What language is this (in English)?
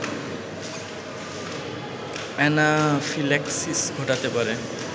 Bangla